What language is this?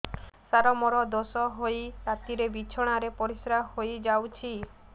Odia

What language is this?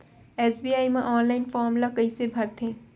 Chhattisgarhi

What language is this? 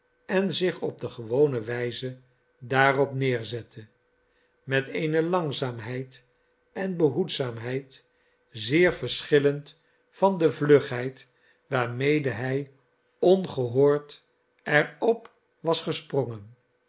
Dutch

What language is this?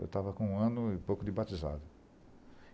Portuguese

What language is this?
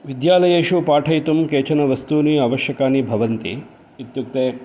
Sanskrit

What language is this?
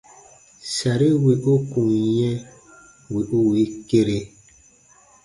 Baatonum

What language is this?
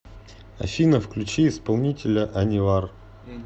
Russian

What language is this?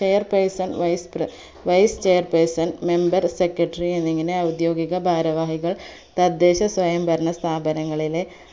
Malayalam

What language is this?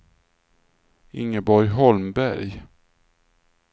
Swedish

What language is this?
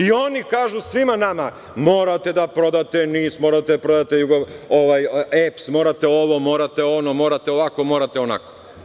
Serbian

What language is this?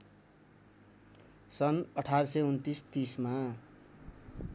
Nepali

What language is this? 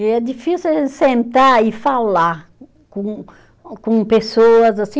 Portuguese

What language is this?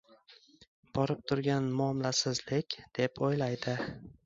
Uzbek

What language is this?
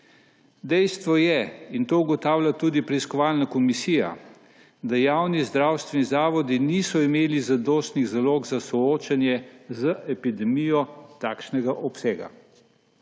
Slovenian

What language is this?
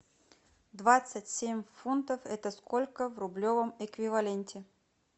Russian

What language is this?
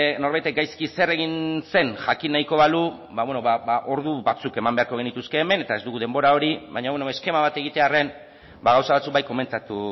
Basque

